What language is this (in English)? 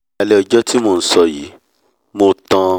Yoruba